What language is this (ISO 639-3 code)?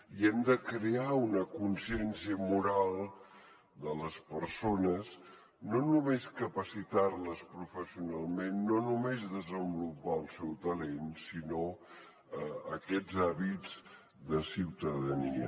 cat